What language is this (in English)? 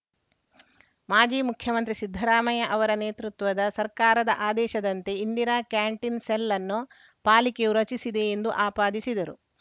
Kannada